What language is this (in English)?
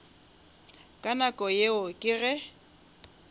Northern Sotho